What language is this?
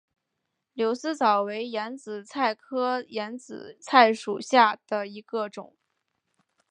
Chinese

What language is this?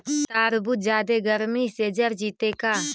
Magahi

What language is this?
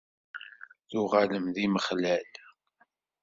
Kabyle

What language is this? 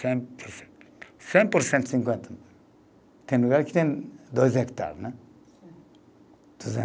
Portuguese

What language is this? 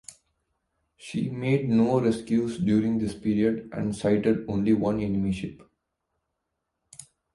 English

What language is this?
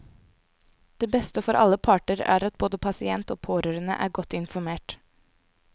Norwegian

